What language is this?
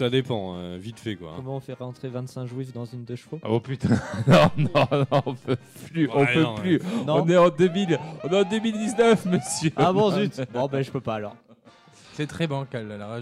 French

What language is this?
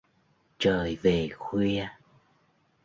Vietnamese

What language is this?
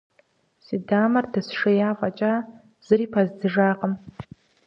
Kabardian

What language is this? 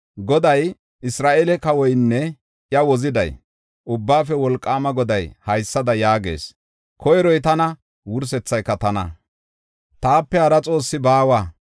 Gofa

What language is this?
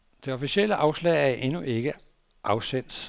Danish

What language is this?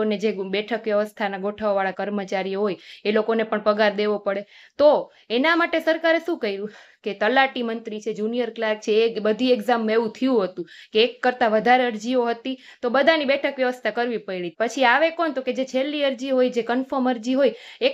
Gujarati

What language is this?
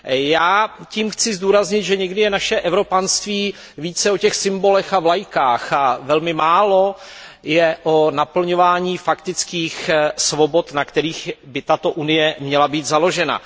Czech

